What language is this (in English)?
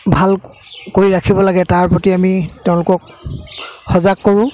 Assamese